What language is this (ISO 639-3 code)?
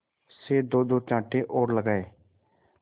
hin